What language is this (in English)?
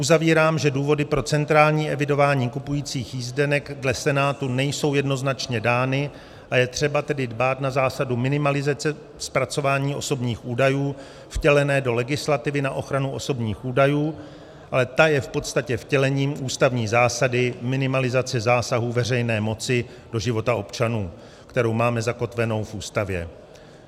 Czech